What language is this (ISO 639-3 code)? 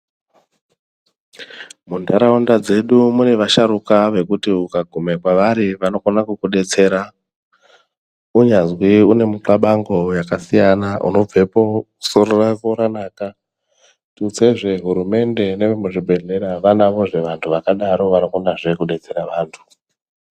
ndc